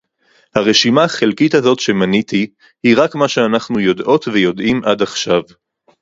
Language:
Hebrew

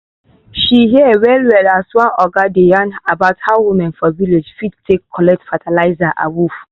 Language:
Nigerian Pidgin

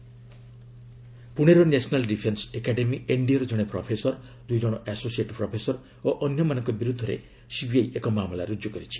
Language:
Odia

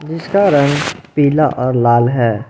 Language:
Hindi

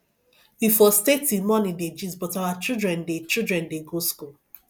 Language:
Nigerian Pidgin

